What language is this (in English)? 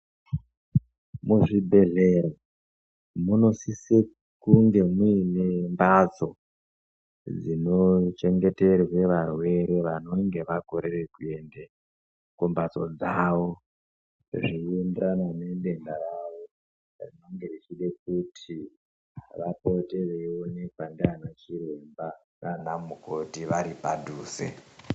Ndau